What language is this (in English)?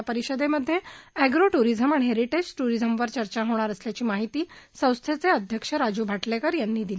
Marathi